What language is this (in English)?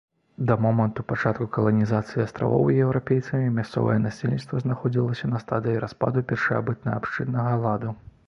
Belarusian